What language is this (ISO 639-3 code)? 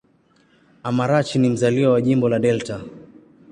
swa